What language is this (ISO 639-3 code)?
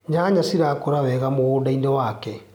kik